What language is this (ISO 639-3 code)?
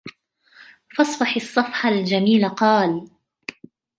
ara